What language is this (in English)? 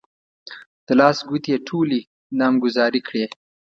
Pashto